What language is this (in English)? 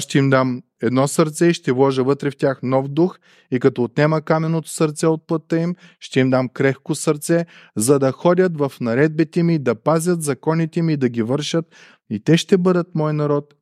Bulgarian